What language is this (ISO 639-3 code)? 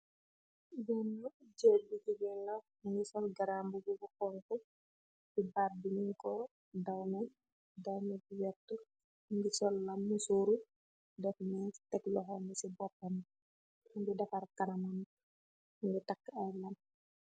wol